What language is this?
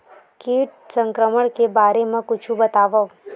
Chhattisgarhi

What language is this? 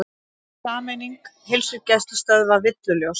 Icelandic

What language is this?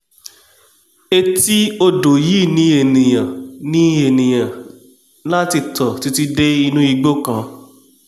Yoruba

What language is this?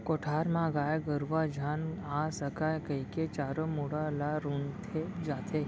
Chhattisgarhi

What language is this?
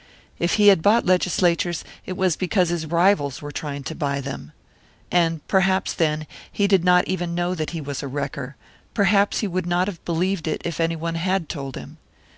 English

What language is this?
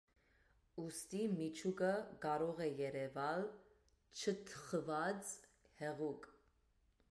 Armenian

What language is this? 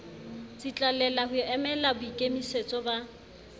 Southern Sotho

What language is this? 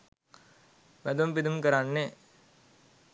Sinhala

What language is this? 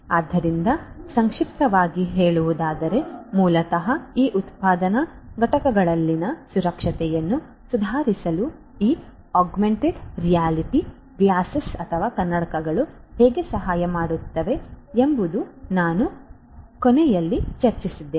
Kannada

